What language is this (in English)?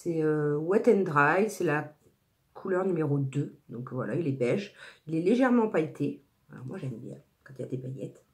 French